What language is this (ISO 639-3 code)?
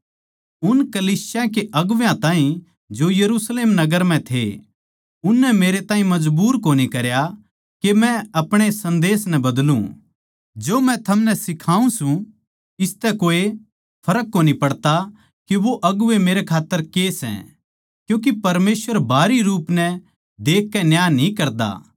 bgc